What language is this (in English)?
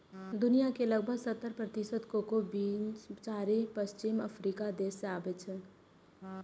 Maithili